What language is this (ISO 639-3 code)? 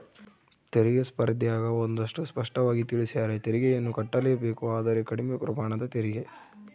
kan